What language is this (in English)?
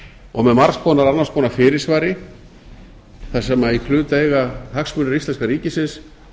Icelandic